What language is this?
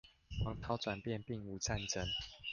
Chinese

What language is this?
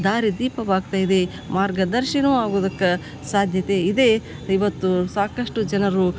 Kannada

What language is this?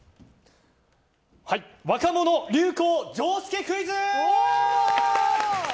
Japanese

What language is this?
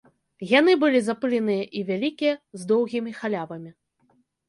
Belarusian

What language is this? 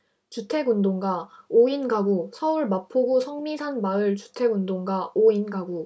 Korean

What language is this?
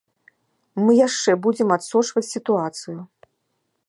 Belarusian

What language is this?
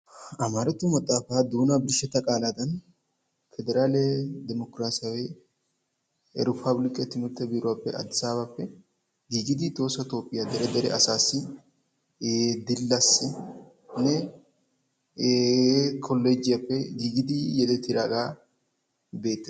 Wolaytta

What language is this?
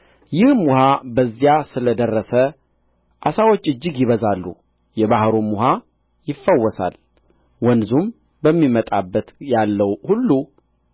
Amharic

